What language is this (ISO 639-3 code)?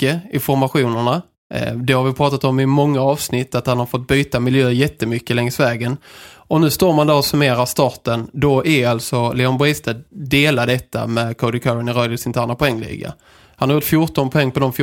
swe